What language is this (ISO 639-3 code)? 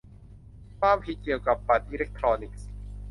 tha